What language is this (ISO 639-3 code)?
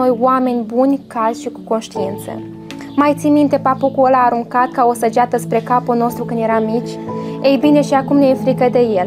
ron